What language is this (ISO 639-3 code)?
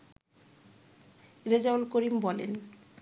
ben